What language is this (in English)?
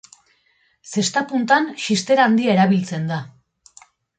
Basque